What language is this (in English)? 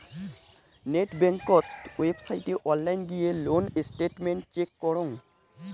Bangla